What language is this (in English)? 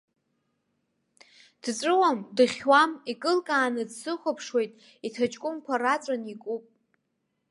Abkhazian